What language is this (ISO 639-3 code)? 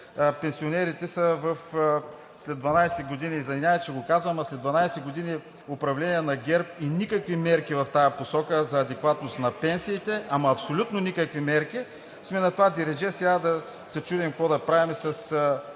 bul